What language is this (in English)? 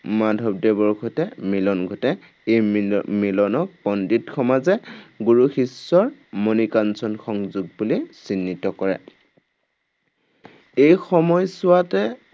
Assamese